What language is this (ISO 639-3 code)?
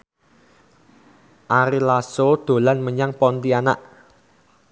jav